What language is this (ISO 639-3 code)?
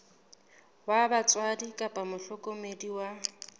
sot